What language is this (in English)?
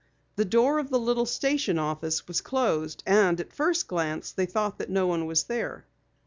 English